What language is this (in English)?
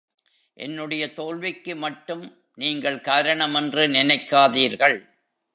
Tamil